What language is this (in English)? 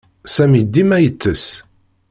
Kabyle